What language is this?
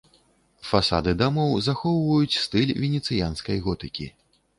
Belarusian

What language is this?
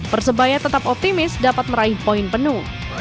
Indonesian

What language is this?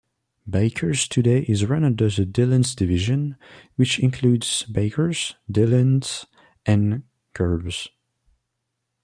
English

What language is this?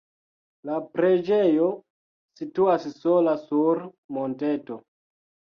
Esperanto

